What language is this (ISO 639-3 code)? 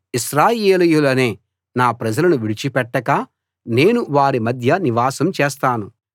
tel